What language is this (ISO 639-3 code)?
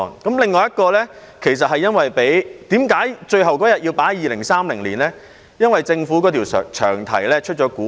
yue